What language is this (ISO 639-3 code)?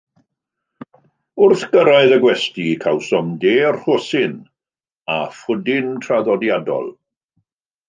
cym